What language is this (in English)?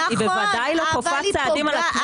Hebrew